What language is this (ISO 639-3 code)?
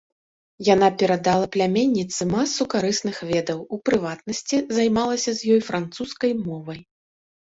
bel